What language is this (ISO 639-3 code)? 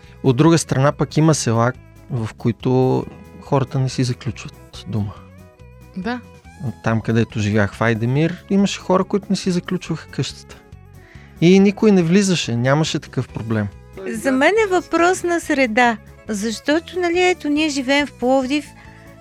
bul